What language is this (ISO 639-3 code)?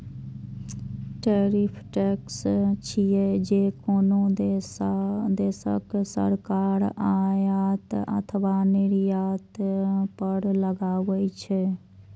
mai